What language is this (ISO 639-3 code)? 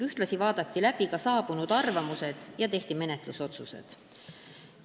est